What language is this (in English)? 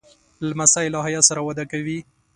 Pashto